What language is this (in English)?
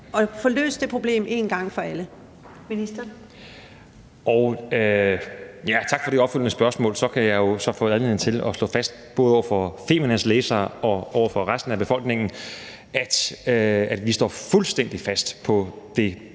Danish